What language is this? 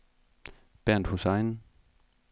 Danish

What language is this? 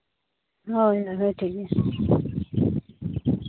Santali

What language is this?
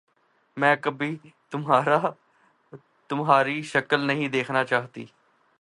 Urdu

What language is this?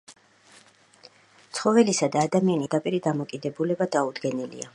Georgian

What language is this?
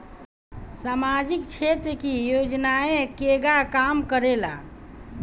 Bhojpuri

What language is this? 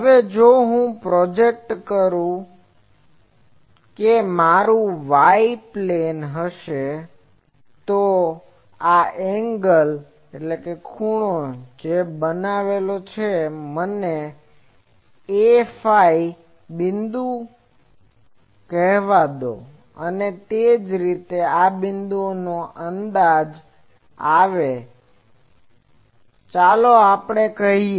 Gujarati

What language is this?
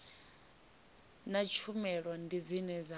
Venda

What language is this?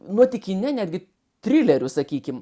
Lithuanian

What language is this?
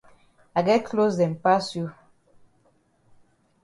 Cameroon Pidgin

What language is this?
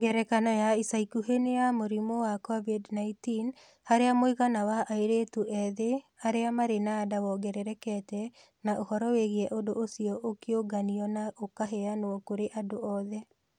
Kikuyu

